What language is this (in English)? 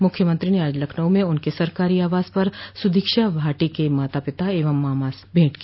Hindi